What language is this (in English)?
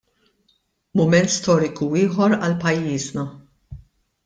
Maltese